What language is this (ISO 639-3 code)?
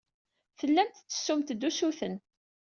kab